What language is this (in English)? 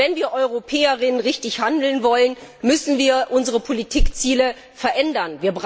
German